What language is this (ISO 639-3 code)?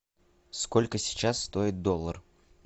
rus